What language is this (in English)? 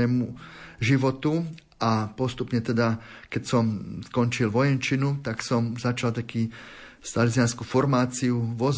Slovak